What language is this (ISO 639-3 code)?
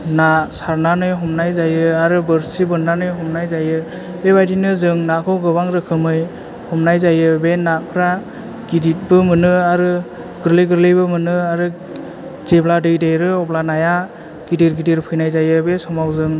brx